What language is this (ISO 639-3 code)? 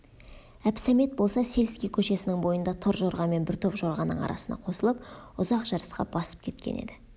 kaz